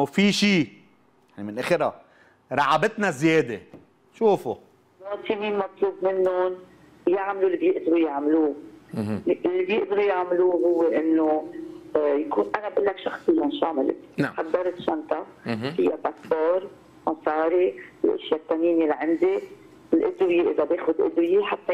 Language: Arabic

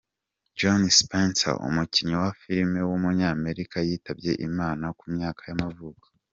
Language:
Kinyarwanda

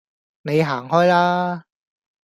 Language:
Cantonese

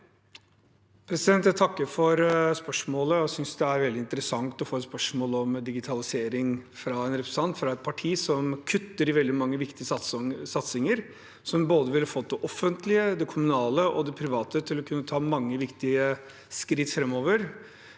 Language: Norwegian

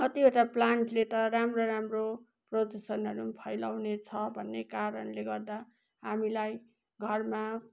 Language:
Nepali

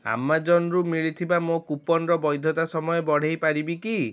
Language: Odia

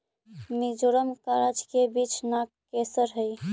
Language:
Magahi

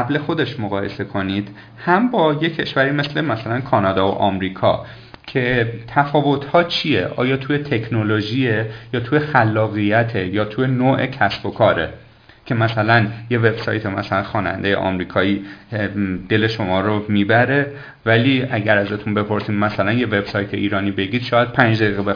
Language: Persian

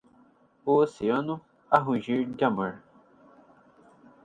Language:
Portuguese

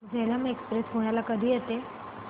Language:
Marathi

